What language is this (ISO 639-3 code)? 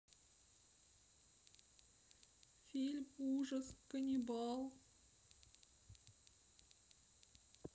rus